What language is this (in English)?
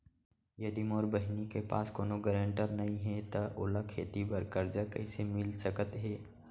Chhattisgarhi